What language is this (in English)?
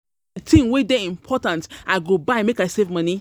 Nigerian Pidgin